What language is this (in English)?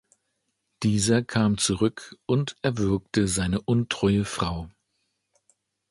German